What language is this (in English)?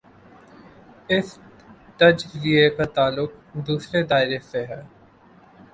Urdu